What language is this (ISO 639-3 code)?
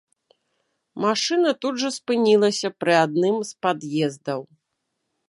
bel